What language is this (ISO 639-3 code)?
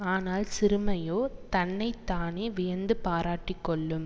tam